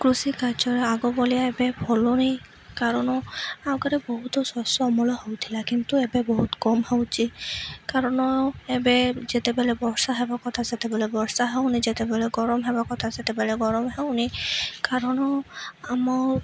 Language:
Odia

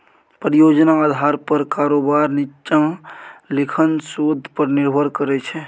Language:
Maithili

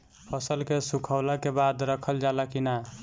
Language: Bhojpuri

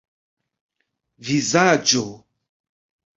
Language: Esperanto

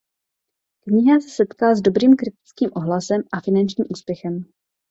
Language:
Czech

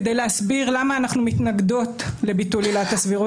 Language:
Hebrew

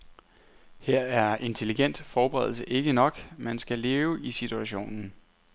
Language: Danish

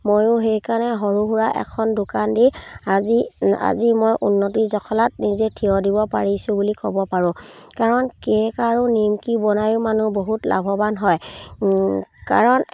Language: Assamese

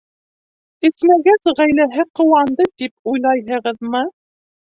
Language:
Bashkir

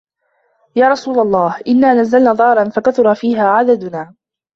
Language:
Arabic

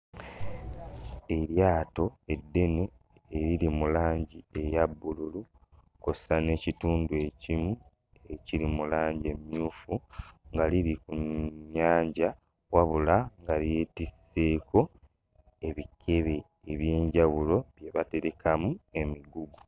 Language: Ganda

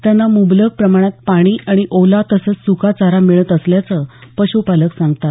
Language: Marathi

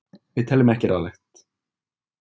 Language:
Icelandic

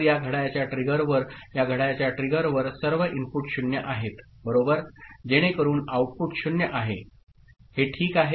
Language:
Marathi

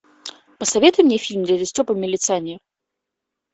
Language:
Russian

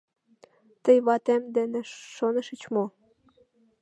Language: Mari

